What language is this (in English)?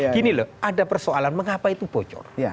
Indonesian